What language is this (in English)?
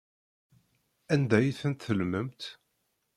Kabyle